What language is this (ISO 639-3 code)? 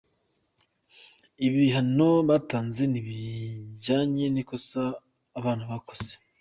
kin